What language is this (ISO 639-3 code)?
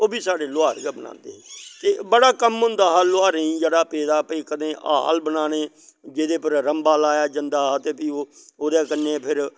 doi